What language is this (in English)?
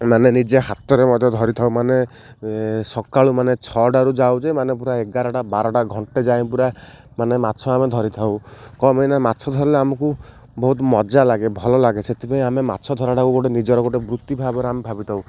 Odia